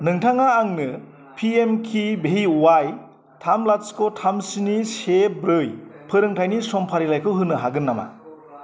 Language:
Bodo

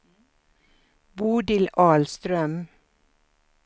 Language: Swedish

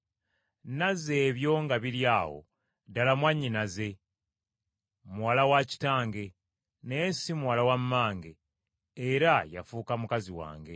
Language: Ganda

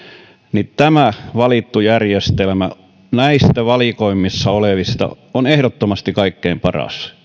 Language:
Finnish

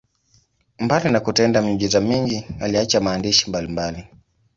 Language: Swahili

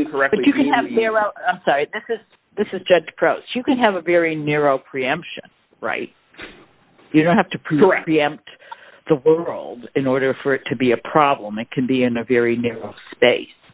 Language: English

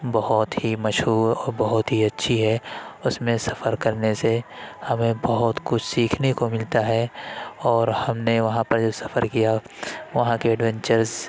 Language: Urdu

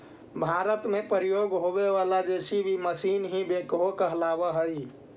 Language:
Magahi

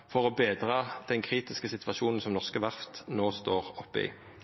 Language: Norwegian Nynorsk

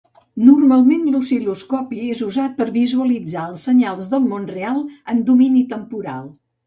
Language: Catalan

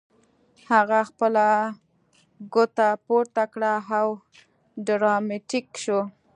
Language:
Pashto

